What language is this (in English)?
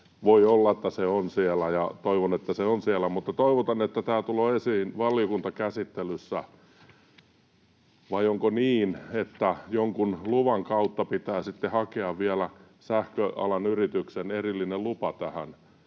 Finnish